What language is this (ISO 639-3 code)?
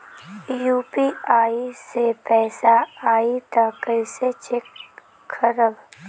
bho